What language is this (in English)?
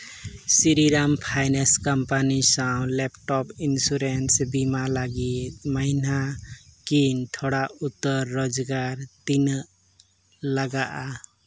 Santali